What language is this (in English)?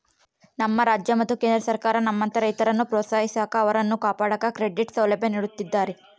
Kannada